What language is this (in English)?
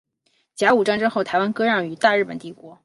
Chinese